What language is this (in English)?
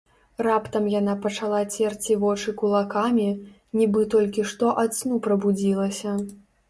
Belarusian